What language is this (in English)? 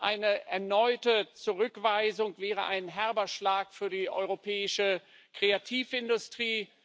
German